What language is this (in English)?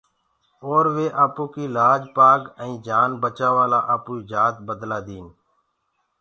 Gurgula